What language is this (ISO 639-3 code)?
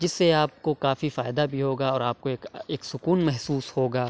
urd